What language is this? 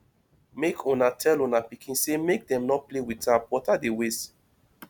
Nigerian Pidgin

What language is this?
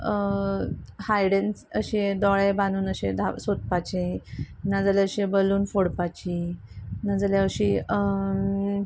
Konkani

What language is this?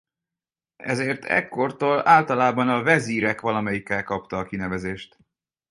Hungarian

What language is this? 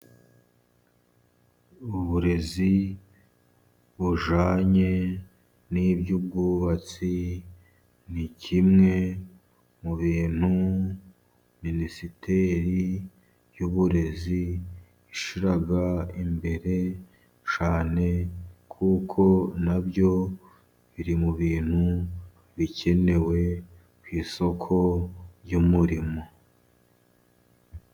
Kinyarwanda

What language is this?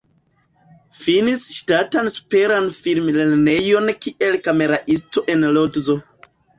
Esperanto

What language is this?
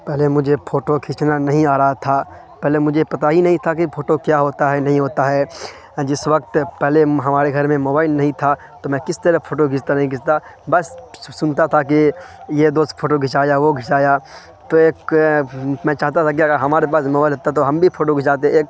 Urdu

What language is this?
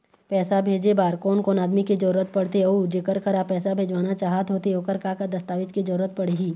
Chhattisgarhi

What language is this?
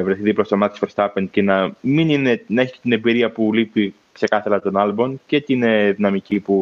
Greek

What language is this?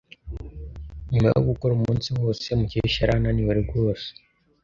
Kinyarwanda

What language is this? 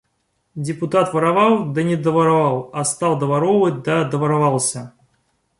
Russian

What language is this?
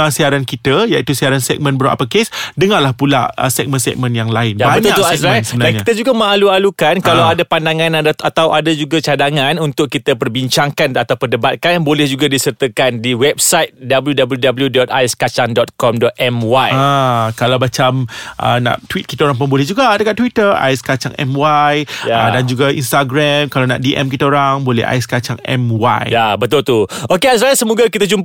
Malay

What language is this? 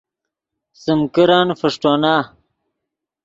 Yidgha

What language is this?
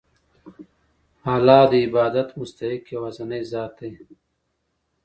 Pashto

